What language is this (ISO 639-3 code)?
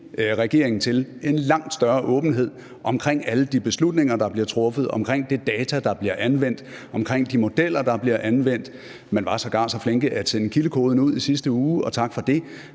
dan